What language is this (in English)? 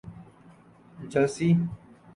Urdu